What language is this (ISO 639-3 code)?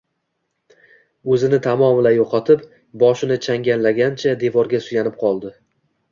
uzb